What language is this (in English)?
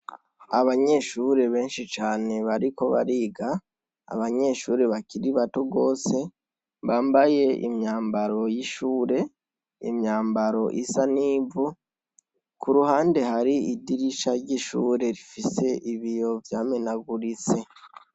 Rundi